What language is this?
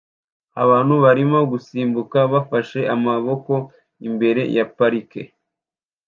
Kinyarwanda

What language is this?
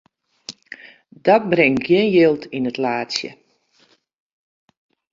Western Frisian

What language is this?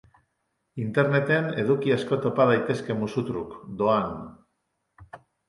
Basque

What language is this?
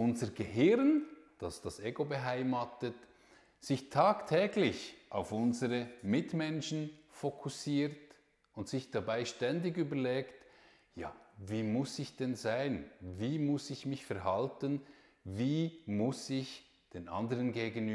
German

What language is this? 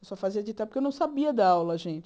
Portuguese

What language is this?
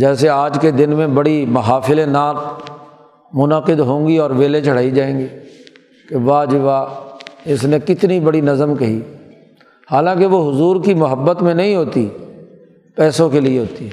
Urdu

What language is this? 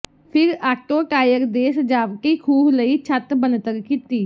Punjabi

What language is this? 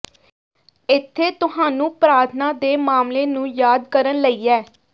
Punjabi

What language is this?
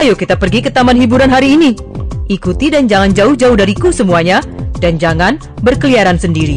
Indonesian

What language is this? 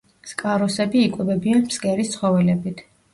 Georgian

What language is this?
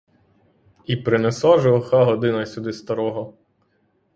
Ukrainian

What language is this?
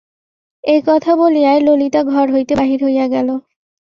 Bangla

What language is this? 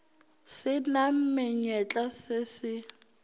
Northern Sotho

